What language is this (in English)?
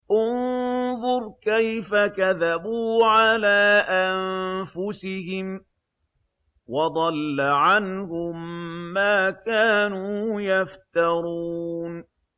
Arabic